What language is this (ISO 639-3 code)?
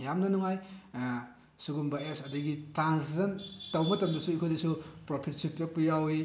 mni